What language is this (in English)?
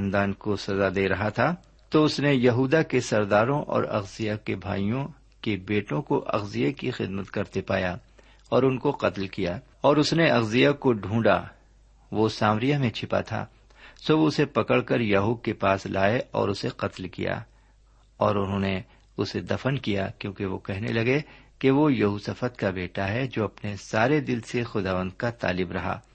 Urdu